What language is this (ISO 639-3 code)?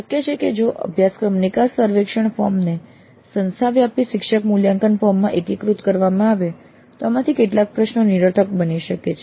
guj